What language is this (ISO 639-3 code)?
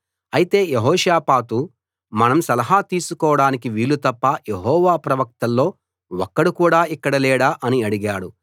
tel